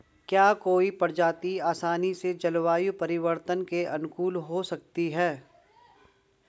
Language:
Hindi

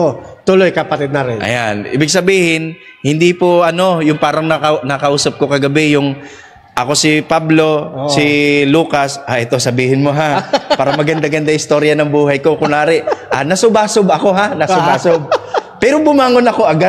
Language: Filipino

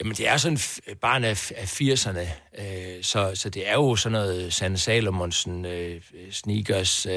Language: Danish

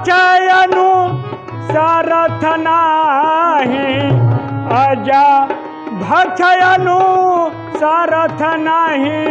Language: Hindi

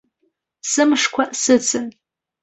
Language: Abkhazian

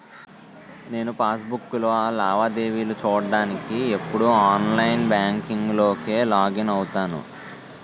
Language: Telugu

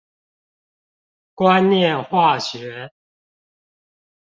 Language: Chinese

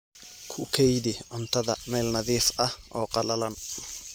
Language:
Somali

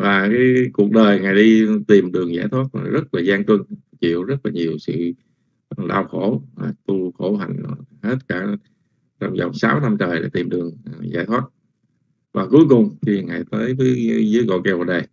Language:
Vietnamese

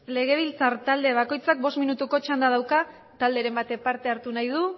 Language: Basque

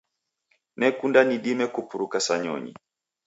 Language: Taita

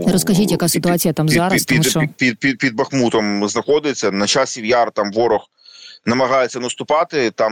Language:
Ukrainian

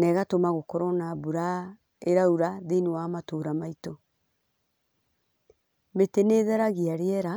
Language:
Kikuyu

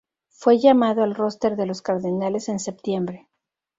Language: Spanish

